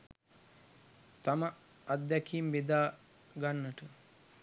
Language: Sinhala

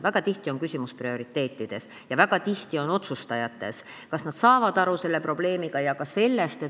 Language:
Estonian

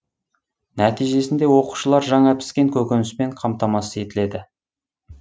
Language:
Kazakh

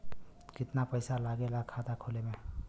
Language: Bhojpuri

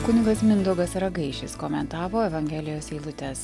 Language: Lithuanian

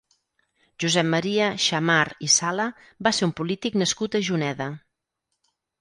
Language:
Catalan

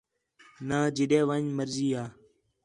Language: Khetrani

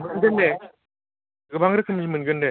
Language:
Bodo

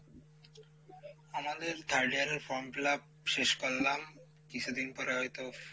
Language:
Bangla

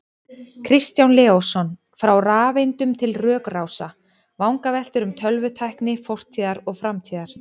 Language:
Icelandic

